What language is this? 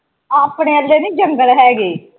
Punjabi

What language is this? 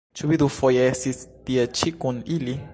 Esperanto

